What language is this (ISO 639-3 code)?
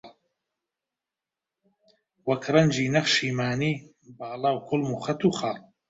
ckb